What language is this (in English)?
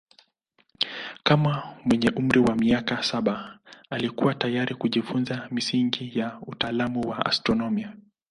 Swahili